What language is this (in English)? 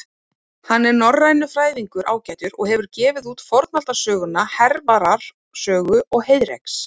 Icelandic